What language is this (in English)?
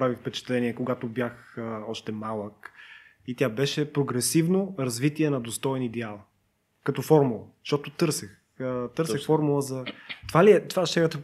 Bulgarian